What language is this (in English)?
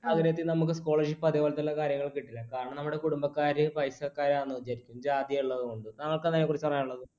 Malayalam